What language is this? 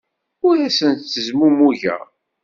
Kabyle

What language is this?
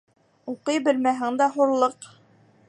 Bashkir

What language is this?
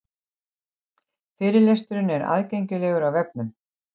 Icelandic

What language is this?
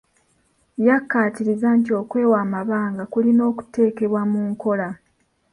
Ganda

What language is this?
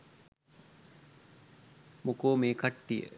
Sinhala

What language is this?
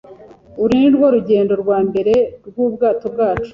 Kinyarwanda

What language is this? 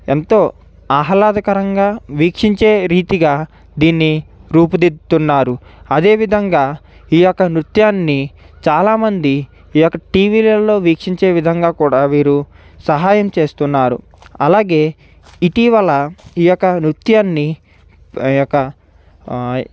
Telugu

